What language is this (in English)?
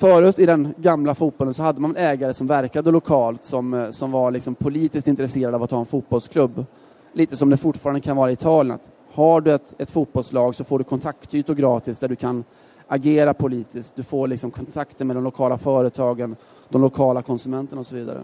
Swedish